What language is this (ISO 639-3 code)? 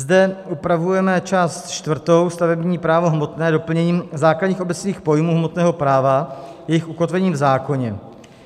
ces